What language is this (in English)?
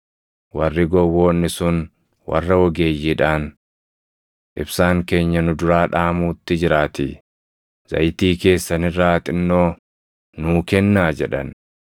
Oromo